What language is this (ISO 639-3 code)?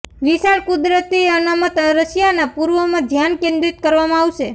guj